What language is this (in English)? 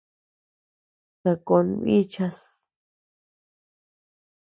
Tepeuxila Cuicatec